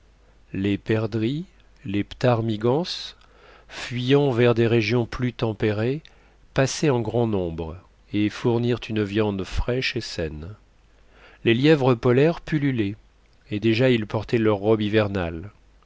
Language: French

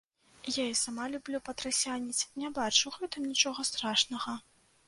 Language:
Belarusian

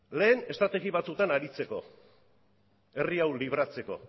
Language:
Basque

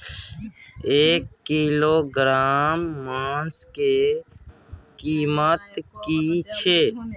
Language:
Maithili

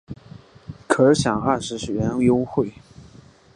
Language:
Chinese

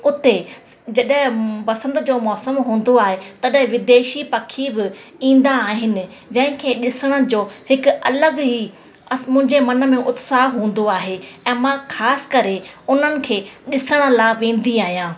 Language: Sindhi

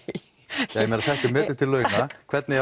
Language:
Icelandic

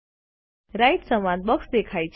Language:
Gujarati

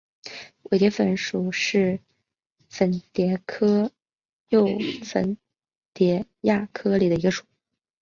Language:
Chinese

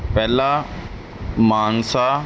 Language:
Punjabi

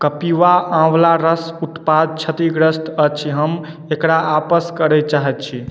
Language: Maithili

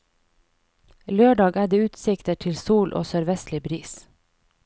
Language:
Norwegian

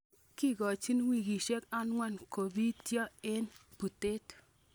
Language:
Kalenjin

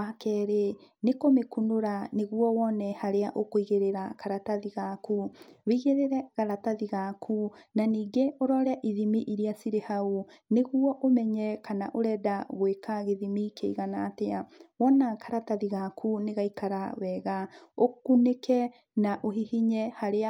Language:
Kikuyu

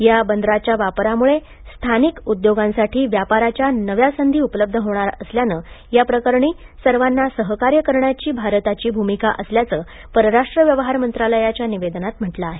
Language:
Marathi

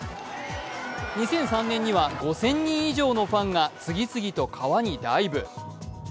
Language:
Japanese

